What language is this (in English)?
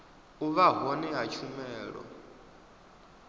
Venda